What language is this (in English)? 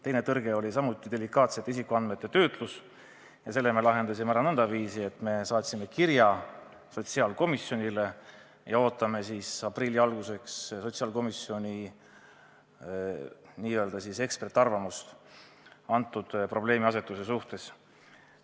Estonian